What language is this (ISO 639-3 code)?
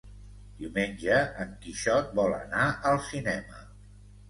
cat